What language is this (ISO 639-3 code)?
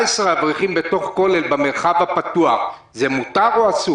heb